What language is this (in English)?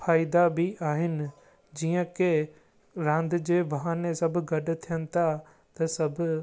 Sindhi